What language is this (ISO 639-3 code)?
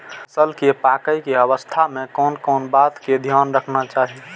mai